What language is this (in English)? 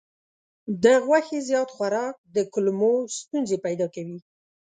Pashto